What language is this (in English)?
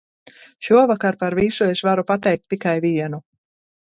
Latvian